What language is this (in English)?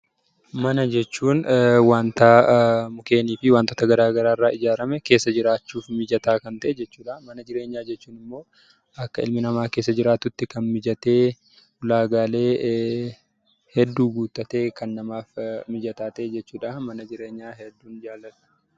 Oromo